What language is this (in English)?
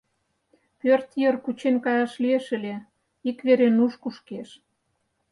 Mari